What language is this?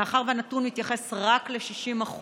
Hebrew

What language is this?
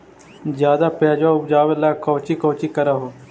Magahi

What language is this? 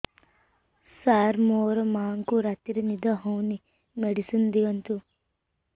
Odia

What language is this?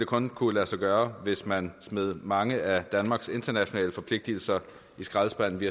Danish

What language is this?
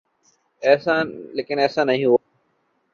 Urdu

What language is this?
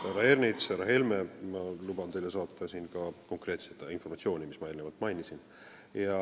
Estonian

